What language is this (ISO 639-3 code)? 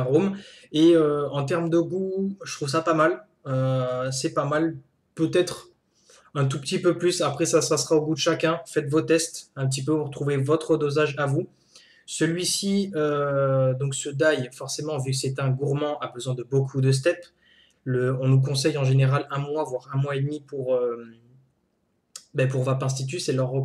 fra